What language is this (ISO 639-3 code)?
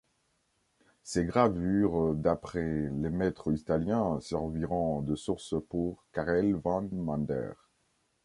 fra